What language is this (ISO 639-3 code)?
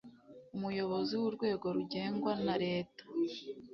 kin